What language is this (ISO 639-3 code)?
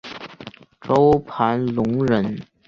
zho